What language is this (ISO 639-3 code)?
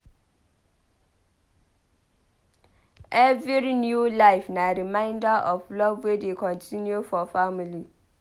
pcm